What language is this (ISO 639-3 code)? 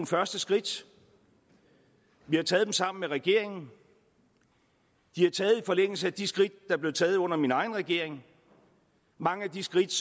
dan